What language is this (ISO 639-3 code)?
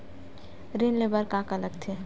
hne